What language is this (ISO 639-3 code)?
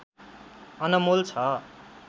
nep